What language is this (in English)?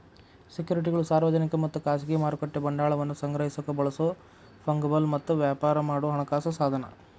Kannada